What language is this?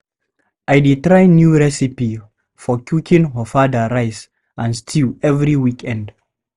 Nigerian Pidgin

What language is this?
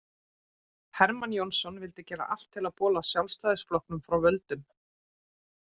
Icelandic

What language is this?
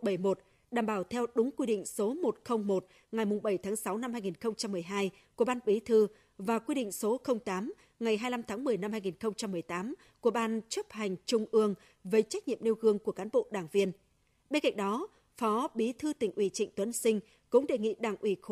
Vietnamese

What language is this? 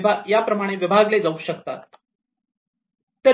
Marathi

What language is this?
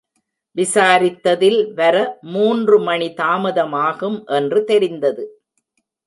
Tamil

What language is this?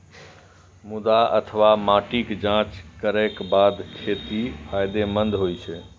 Maithili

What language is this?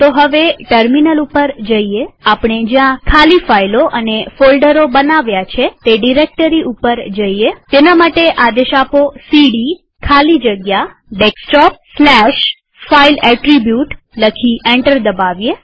Gujarati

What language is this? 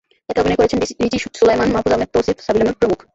Bangla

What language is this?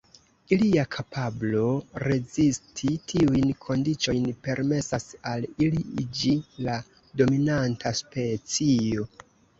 Esperanto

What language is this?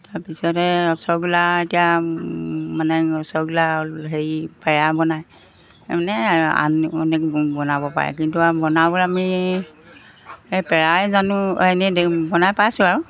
Assamese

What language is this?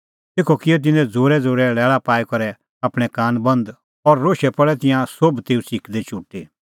Kullu Pahari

